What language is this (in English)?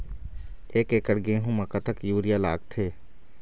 Chhattisgarhi